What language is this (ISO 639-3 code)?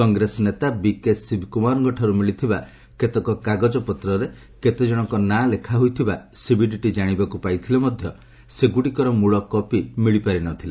ori